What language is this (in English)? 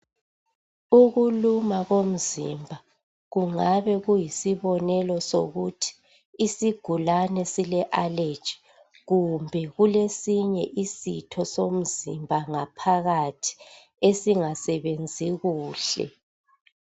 North Ndebele